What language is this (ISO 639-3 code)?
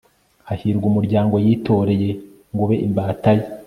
kin